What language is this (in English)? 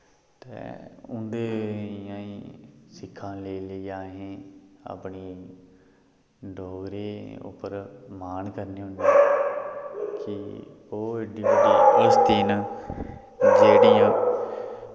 Dogri